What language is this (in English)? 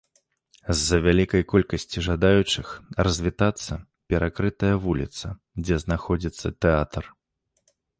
Belarusian